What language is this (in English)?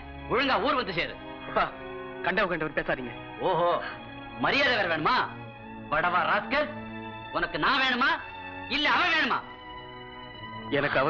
Indonesian